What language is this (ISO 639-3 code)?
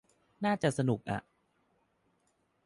tha